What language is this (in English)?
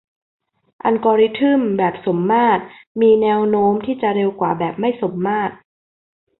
Thai